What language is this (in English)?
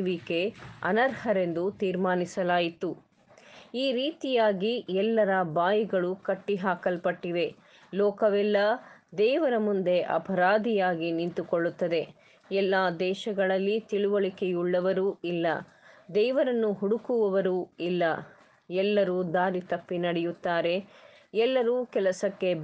Kannada